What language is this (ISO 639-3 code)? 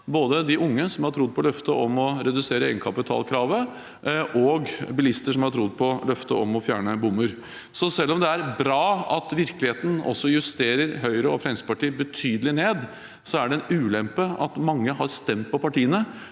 nor